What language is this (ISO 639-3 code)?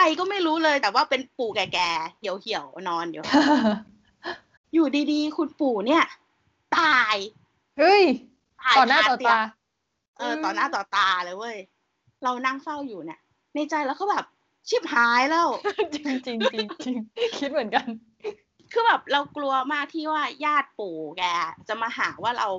tha